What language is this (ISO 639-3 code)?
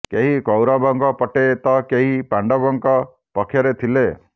ori